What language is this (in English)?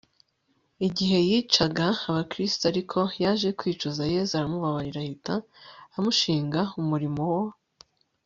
Kinyarwanda